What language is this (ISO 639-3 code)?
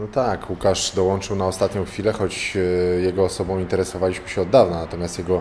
pol